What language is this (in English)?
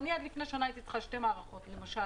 Hebrew